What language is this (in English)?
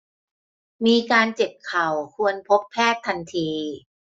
Thai